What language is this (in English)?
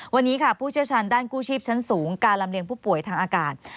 Thai